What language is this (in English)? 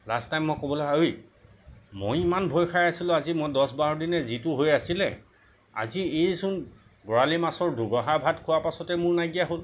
Assamese